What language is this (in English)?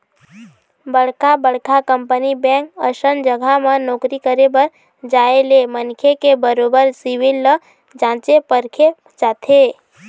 Chhattisgarhi